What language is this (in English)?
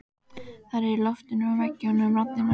Icelandic